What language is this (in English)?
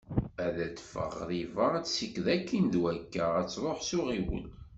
Kabyle